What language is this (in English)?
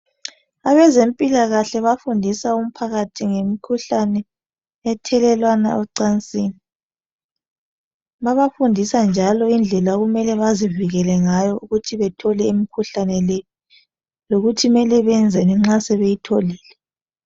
North Ndebele